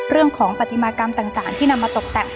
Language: Thai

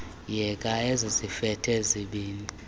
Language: Xhosa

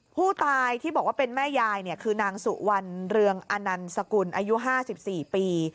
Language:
Thai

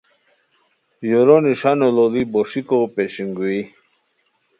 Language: Khowar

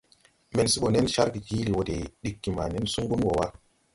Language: Tupuri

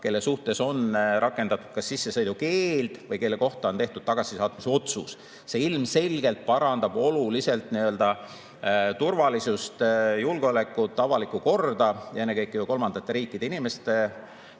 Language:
Estonian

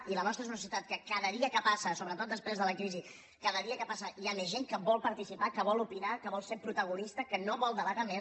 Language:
Catalan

